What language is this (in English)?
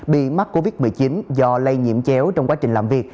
Vietnamese